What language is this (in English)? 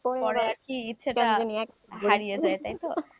Bangla